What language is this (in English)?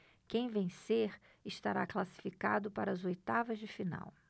Portuguese